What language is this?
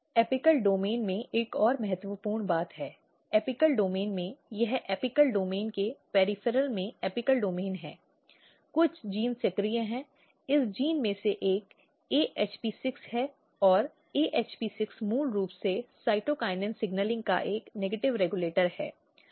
Hindi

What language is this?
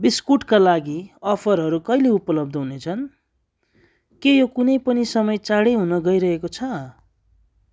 Nepali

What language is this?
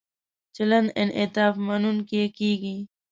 Pashto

